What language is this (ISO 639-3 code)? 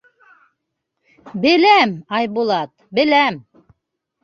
bak